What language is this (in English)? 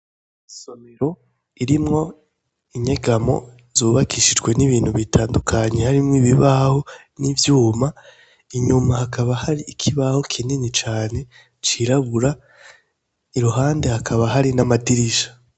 Rundi